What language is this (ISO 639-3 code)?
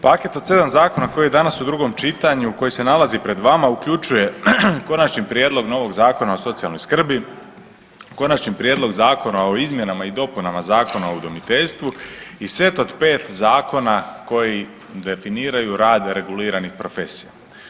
hrv